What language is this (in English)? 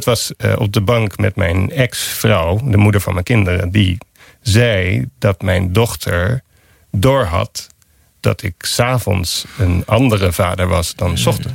Dutch